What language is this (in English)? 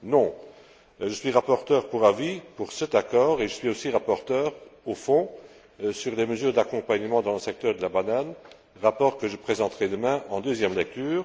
French